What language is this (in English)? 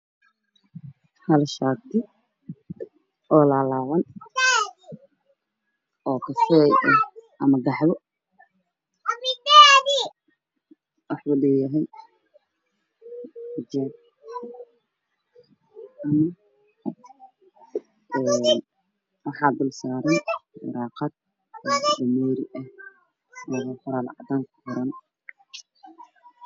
Somali